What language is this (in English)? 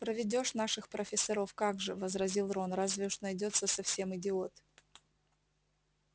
Russian